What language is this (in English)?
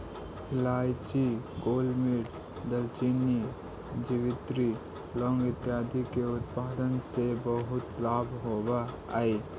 Magahi